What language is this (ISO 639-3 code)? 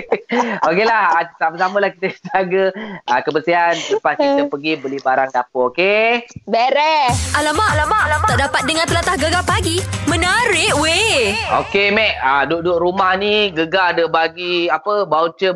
msa